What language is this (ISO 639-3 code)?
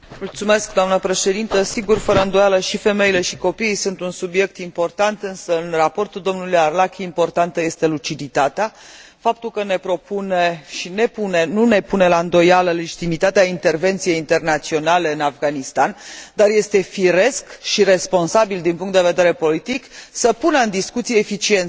ron